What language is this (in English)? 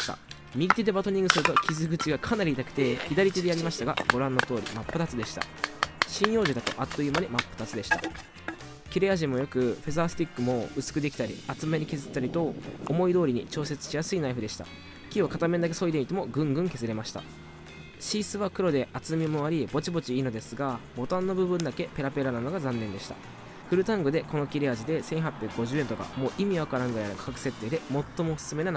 Japanese